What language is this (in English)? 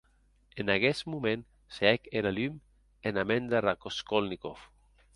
Occitan